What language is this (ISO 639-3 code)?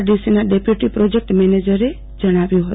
guj